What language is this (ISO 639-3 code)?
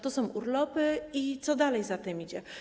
pol